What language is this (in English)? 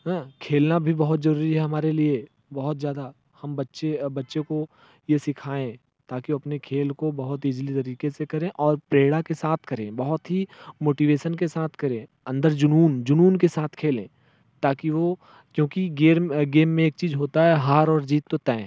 Hindi